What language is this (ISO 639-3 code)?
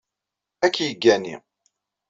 kab